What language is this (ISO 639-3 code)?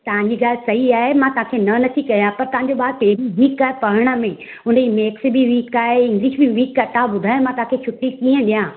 snd